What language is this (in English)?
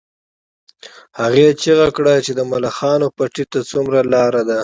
Pashto